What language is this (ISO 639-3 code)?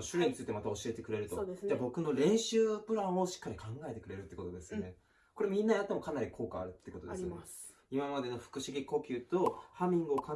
jpn